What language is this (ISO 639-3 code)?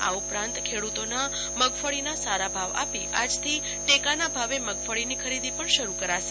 guj